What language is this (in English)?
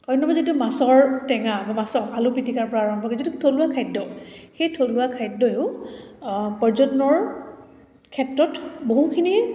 Assamese